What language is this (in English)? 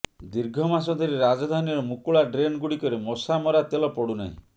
Odia